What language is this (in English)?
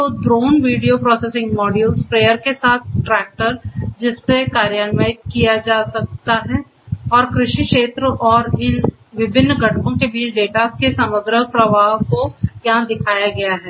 Hindi